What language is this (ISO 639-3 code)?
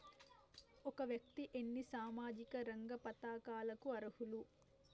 tel